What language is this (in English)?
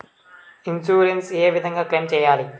Telugu